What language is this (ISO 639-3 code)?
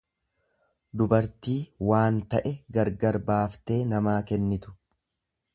orm